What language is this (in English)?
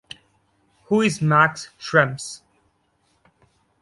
English